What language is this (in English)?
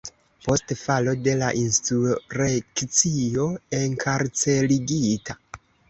Esperanto